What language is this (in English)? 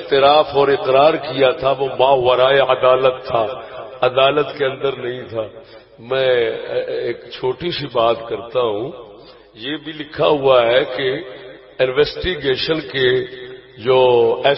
Urdu